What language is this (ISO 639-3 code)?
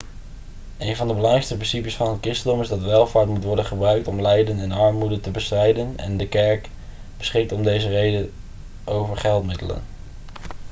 nld